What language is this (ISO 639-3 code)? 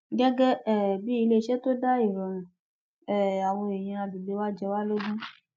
yor